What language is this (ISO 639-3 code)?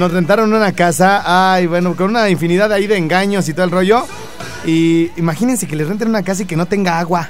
spa